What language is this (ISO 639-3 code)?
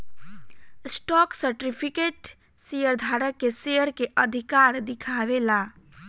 bho